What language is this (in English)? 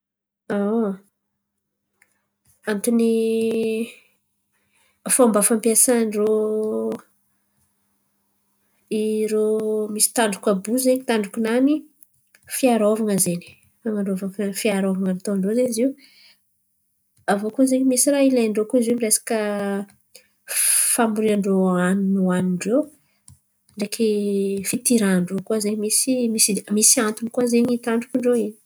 Antankarana Malagasy